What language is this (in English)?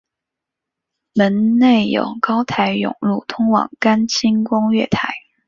Chinese